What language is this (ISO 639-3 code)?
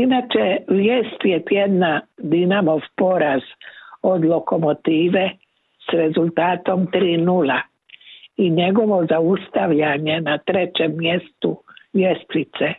hrv